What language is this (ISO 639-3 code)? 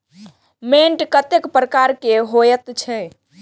mai